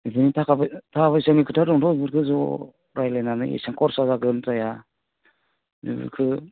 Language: Bodo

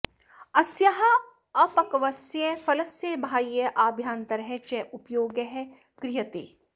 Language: Sanskrit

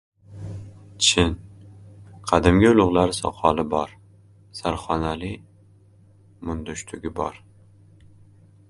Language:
Uzbek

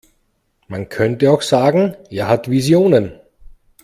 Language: German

